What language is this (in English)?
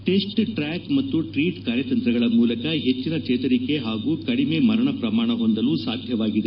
Kannada